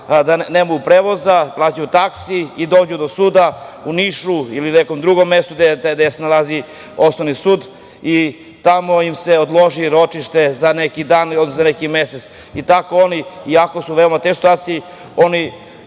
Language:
Serbian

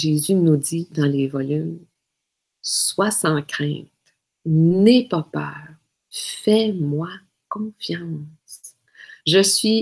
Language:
French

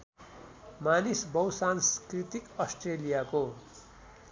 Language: Nepali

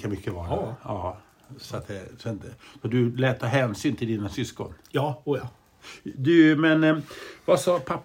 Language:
Swedish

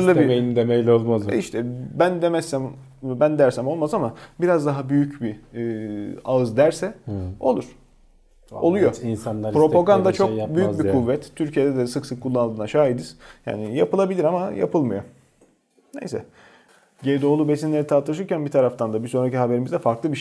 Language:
Turkish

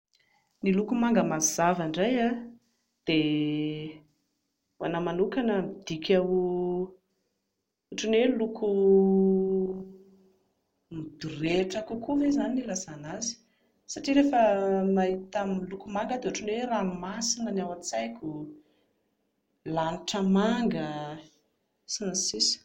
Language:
Malagasy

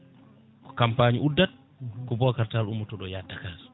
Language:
Fula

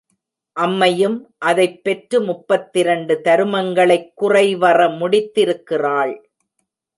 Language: Tamil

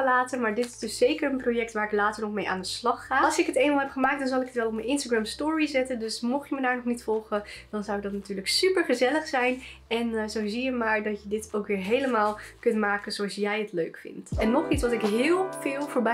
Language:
Dutch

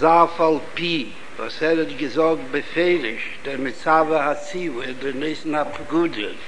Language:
Hebrew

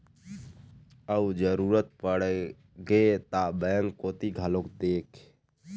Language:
Chhattisgarhi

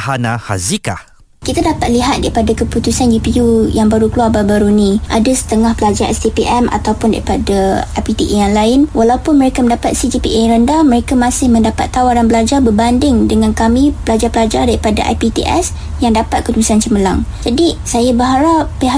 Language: Malay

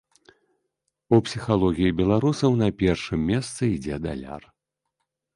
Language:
Belarusian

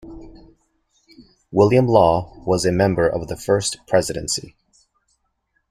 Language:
English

